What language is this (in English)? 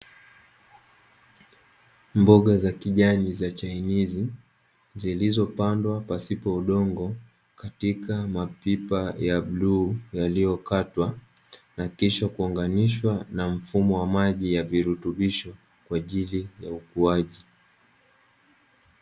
Swahili